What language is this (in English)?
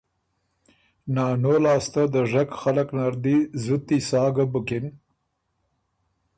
Ormuri